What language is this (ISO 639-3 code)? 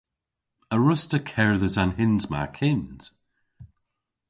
cor